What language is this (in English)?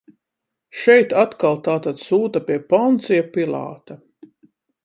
Latvian